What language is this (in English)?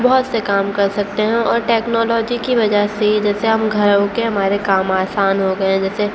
Urdu